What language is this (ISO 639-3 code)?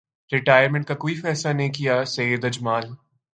urd